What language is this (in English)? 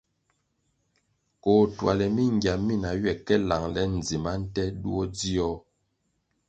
Kwasio